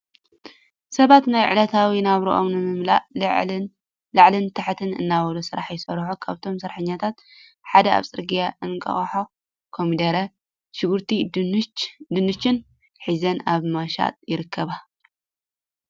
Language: Tigrinya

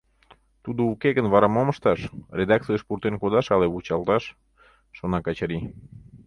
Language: Mari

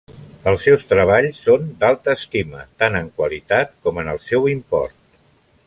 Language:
Catalan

